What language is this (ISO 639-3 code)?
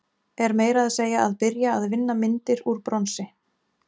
isl